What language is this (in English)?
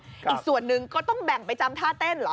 Thai